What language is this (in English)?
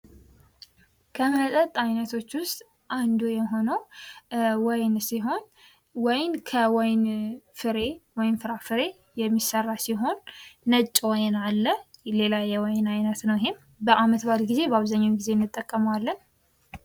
Amharic